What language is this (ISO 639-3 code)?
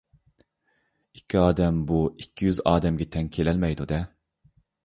uig